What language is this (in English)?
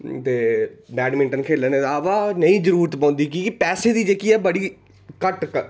Dogri